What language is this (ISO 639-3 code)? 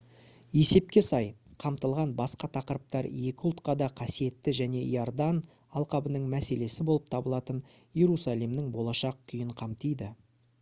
kaz